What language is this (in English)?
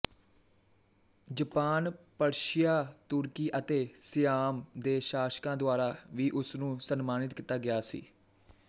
Punjabi